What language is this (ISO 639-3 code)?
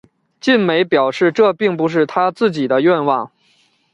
zho